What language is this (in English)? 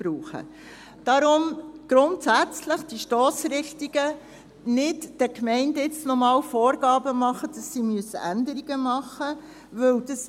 Swiss German